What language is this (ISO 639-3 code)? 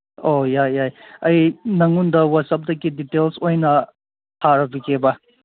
mni